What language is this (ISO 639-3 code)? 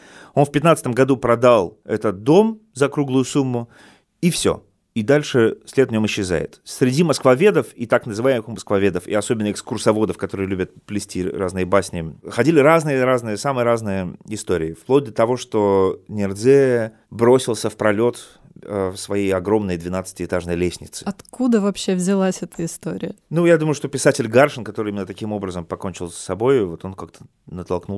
rus